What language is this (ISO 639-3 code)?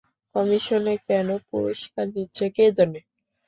ben